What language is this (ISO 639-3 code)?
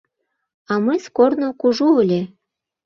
chm